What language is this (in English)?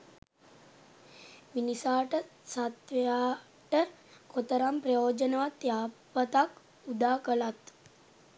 Sinhala